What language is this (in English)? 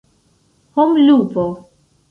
Esperanto